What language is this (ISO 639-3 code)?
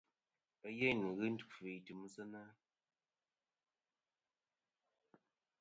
bkm